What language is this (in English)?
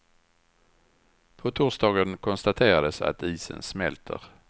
Swedish